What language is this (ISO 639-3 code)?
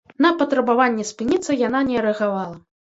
bel